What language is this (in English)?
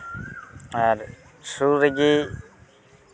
Santali